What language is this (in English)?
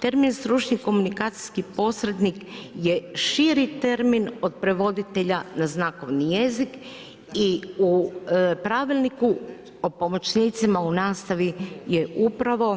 Croatian